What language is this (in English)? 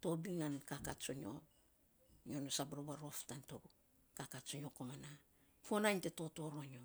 Saposa